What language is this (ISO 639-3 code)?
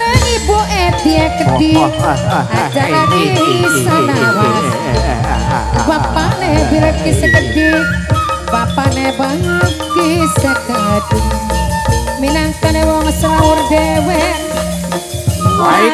ind